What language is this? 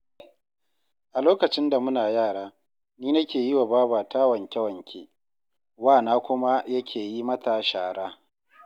Hausa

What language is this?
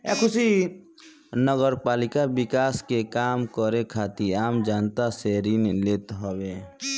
Bhojpuri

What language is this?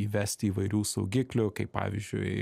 Lithuanian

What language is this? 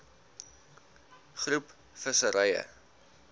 Afrikaans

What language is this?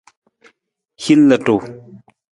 Nawdm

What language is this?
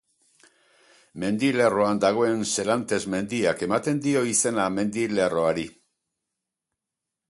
Basque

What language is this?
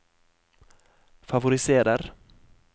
Norwegian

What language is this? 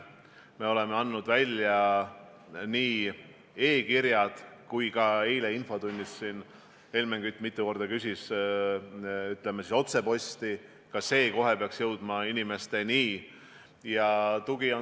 Estonian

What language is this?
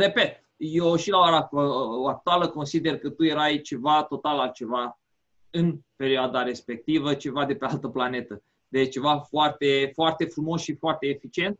Romanian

